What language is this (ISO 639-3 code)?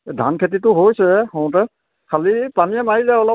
asm